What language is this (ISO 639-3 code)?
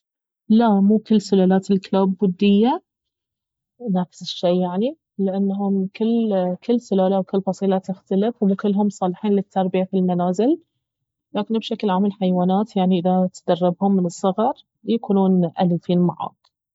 abv